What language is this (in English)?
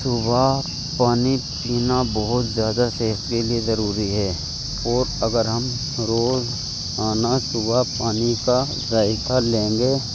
Urdu